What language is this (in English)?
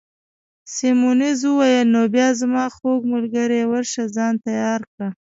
Pashto